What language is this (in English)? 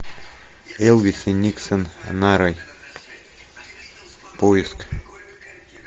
Russian